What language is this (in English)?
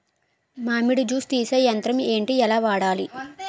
Telugu